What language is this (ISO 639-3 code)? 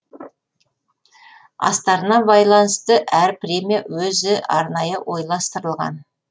kaz